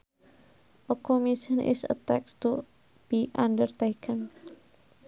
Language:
Sundanese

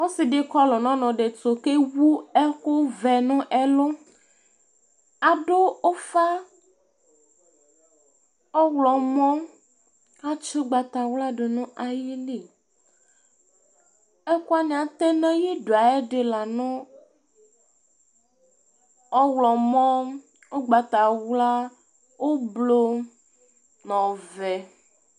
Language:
Ikposo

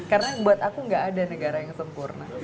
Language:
Indonesian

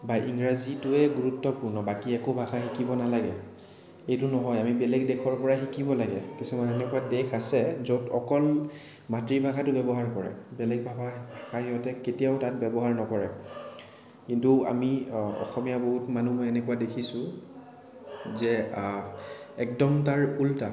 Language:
Assamese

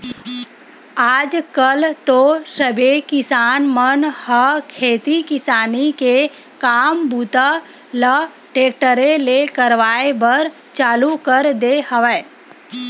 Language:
Chhattisgarhi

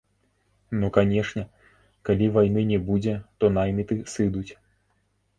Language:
Belarusian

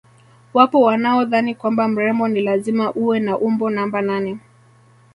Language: Swahili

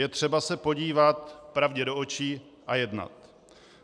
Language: Czech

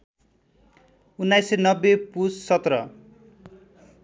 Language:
Nepali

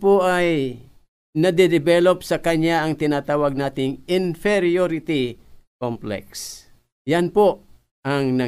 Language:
Filipino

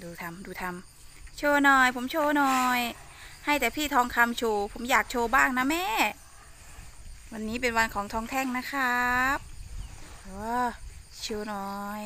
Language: Thai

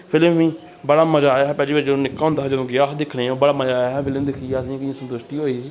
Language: Dogri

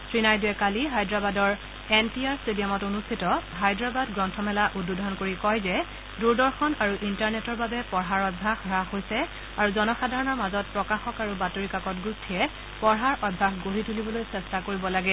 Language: Assamese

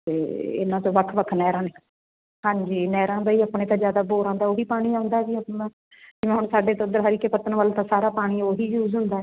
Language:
Punjabi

